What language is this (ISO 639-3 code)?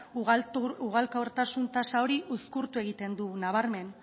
eus